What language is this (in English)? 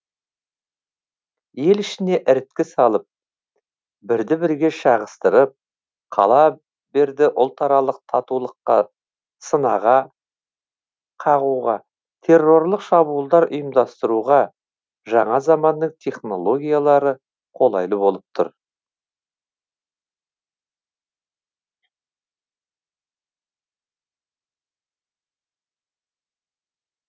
Kazakh